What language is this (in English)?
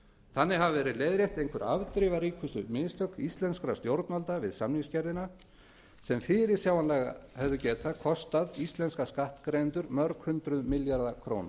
Icelandic